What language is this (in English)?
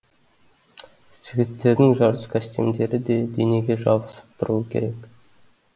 Kazakh